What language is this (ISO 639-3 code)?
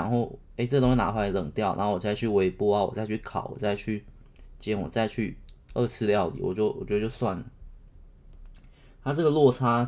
zho